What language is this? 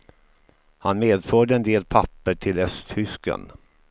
Swedish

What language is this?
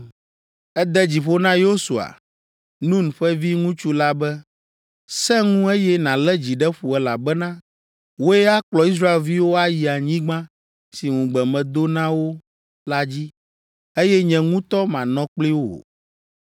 Ewe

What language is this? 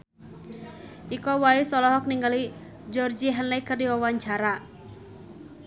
Sundanese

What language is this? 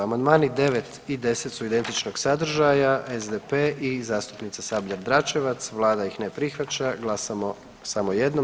Croatian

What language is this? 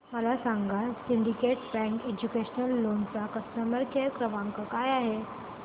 Marathi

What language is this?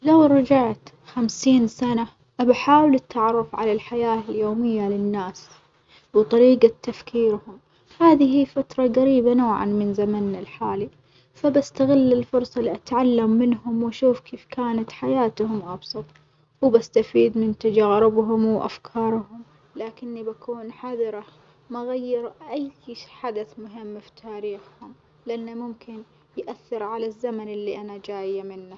Omani Arabic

